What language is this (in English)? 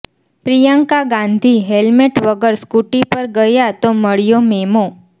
Gujarati